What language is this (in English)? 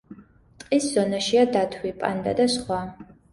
Georgian